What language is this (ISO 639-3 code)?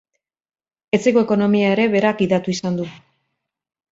eus